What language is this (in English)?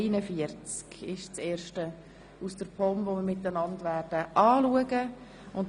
Swiss German